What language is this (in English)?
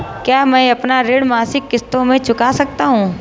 Hindi